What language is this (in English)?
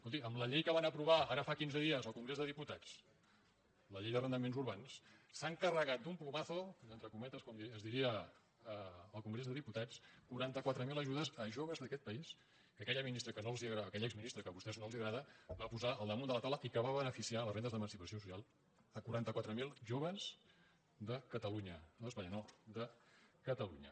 Catalan